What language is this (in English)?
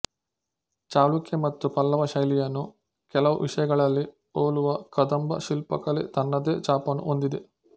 Kannada